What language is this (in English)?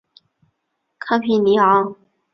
Chinese